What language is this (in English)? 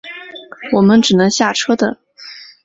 Chinese